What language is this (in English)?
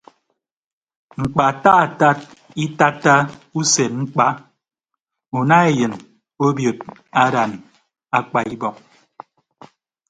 Ibibio